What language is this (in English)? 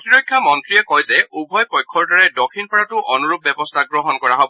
Assamese